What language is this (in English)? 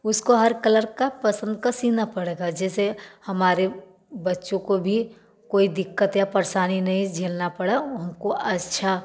Hindi